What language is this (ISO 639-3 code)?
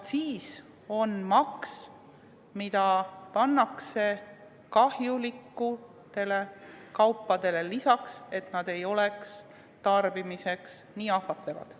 est